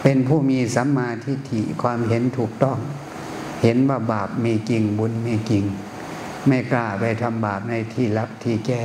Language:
Thai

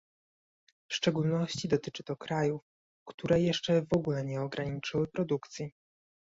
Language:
Polish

